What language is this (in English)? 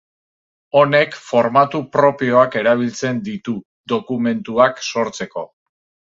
Basque